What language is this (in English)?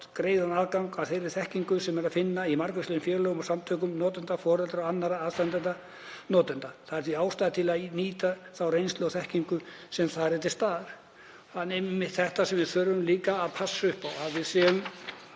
Icelandic